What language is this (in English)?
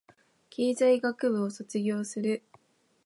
Japanese